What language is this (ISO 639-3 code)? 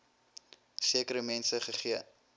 afr